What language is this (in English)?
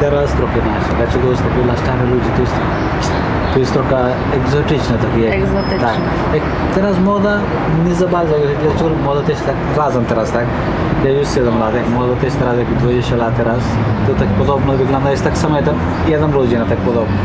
Polish